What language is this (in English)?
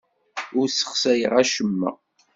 Kabyle